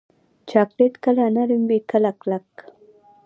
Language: Pashto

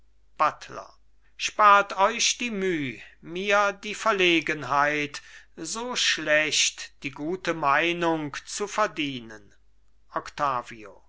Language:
German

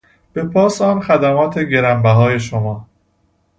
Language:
Persian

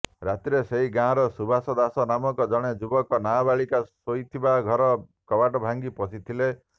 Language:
Odia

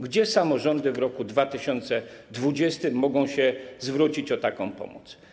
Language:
Polish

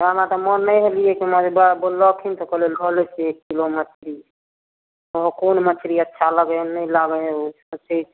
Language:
Maithili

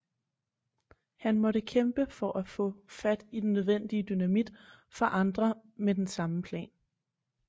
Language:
Danish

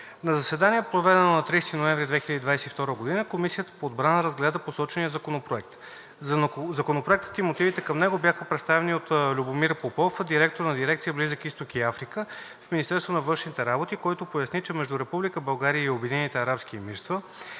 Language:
Bulgarian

